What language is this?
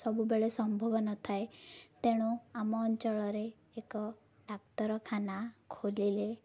Odia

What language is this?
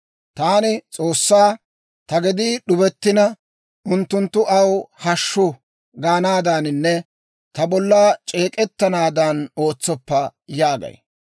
Dawro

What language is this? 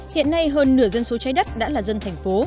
Vietnamese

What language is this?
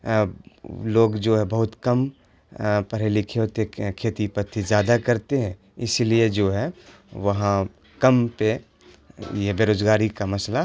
Urdu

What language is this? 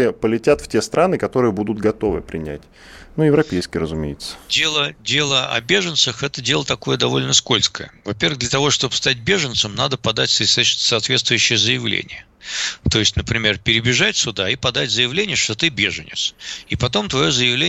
Russian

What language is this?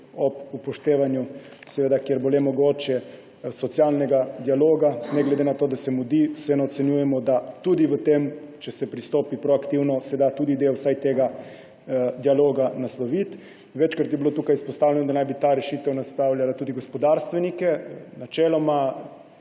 Slovenian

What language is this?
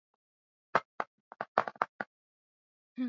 Swahili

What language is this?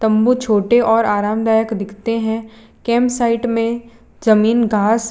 Hindi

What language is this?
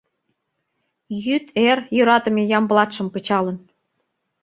Mari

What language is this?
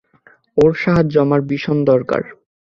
Bangla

